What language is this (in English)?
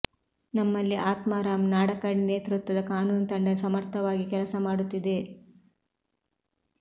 Kannada